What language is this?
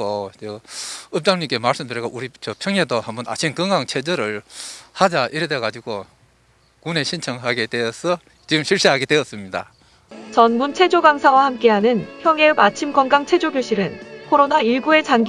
Korean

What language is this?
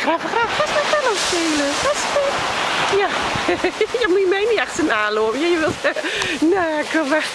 Dutch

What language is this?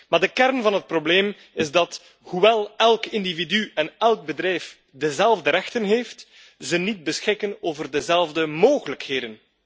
Dutch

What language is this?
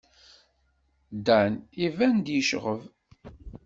Kabyle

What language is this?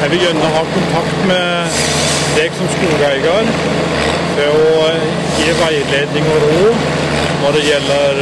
Norwegian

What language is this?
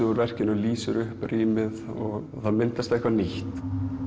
Icelandic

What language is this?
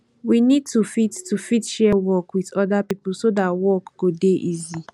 Nigerian Pidgin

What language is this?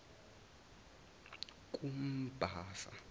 Zulu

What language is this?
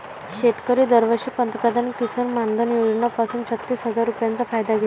Marathi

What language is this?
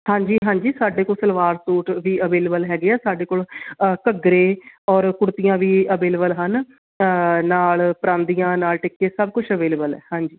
Punjabi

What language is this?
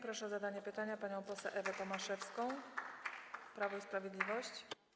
Polish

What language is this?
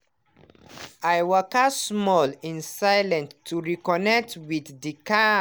Nigerian Pidgin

